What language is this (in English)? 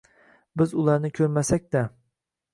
Uzbek